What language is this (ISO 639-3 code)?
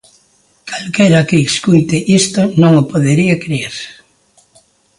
glg